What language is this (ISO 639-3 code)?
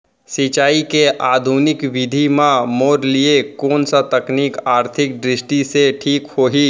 hne